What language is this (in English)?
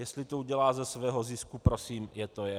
Czech